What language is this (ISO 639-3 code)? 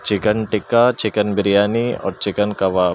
urd